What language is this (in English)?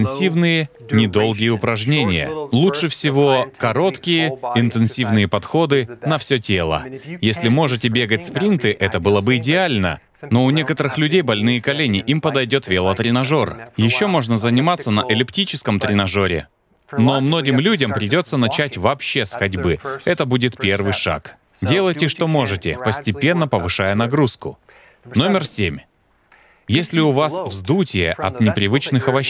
Russian